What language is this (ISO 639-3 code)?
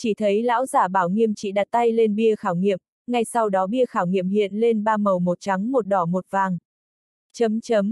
vie